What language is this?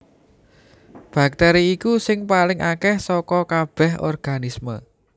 Javanese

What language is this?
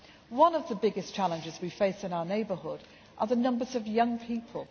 English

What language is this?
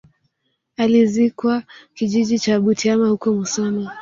Swahili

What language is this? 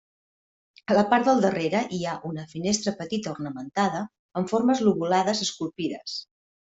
Catalan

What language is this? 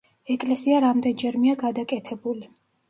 Georgian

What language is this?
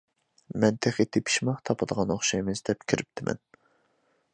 Uyghur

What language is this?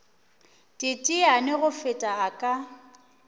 Northern Sotho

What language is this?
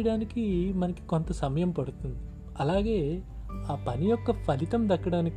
Telugu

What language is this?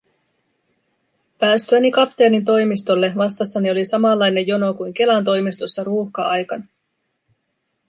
Finnish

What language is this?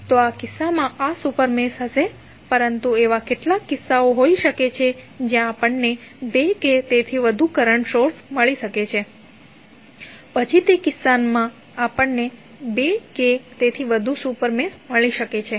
Gujarati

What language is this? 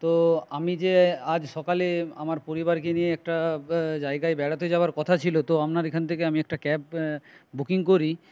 Bangla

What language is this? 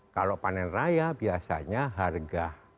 Indonesian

